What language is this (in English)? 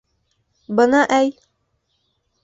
Bashkir